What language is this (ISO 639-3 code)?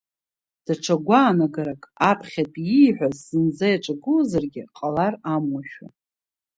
abk